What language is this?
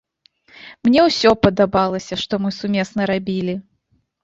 Belarusian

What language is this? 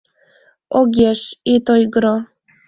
Mari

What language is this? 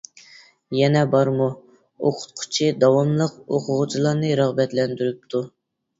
Uyghur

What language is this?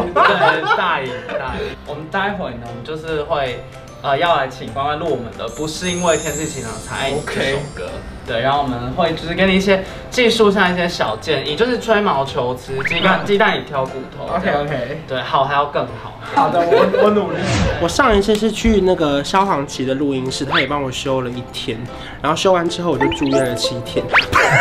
Chinese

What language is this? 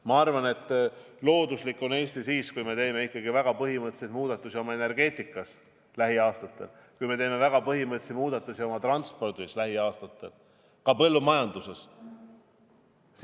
Estonian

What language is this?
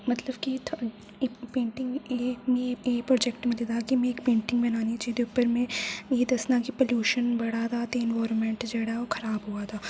Dogri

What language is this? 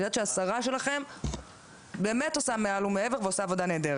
Hebrew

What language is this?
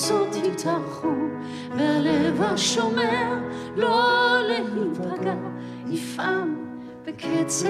Hebrew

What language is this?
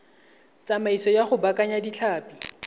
Tswana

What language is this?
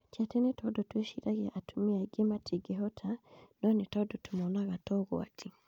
Kikuyu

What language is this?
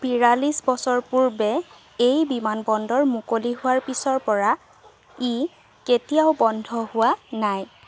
Assamese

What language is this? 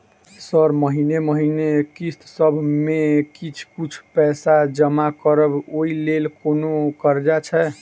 Maithili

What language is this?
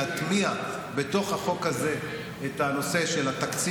Hebrew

